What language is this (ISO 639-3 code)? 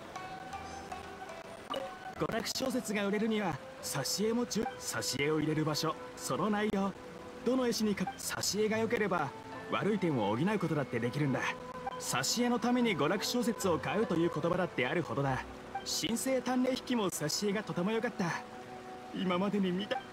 jpn